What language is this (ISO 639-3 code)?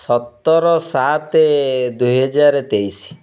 ori